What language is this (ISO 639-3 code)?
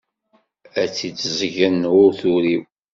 kab